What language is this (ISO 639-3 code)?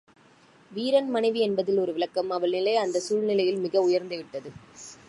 tam